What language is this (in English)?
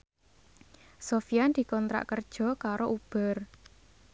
Javanese